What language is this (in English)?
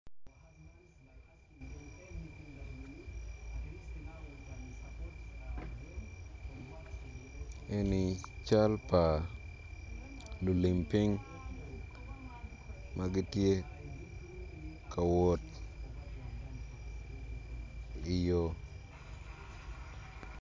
Acoli